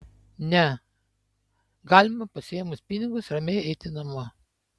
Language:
Lithuanian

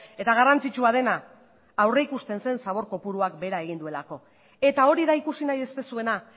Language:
Basque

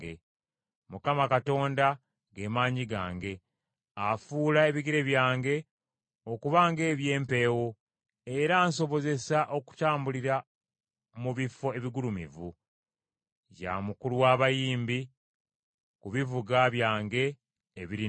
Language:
Ganda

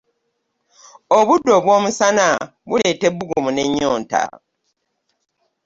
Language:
Ganda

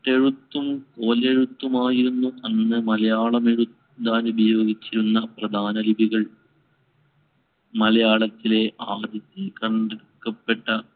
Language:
Malayalam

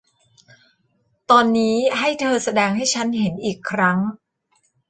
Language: Thai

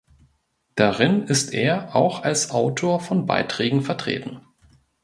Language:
German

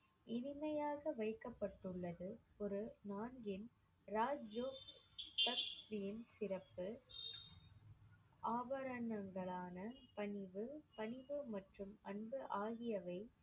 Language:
Tamil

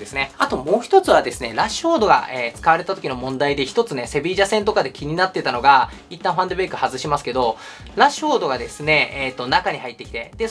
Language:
Japanese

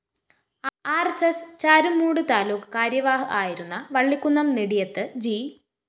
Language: Malayalam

